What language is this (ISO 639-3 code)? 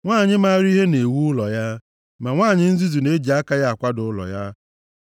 ibo